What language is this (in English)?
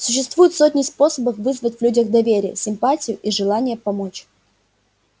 Russian